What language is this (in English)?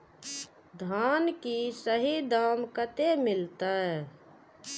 Maithili